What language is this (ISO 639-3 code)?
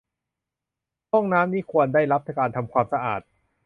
tha